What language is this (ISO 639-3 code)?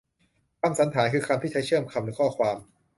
tha